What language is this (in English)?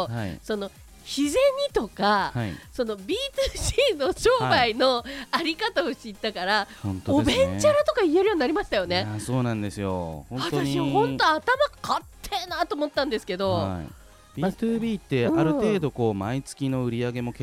Japanese